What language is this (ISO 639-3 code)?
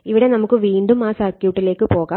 mal